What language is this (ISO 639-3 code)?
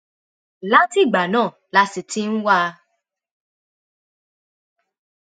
yor